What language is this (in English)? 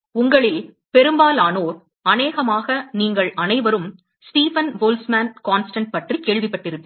Tamil